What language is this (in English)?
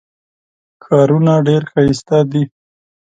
Pashto